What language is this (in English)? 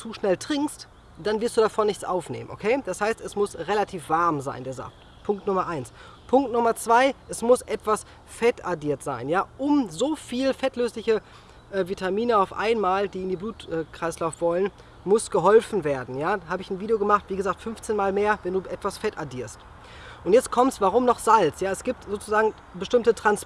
German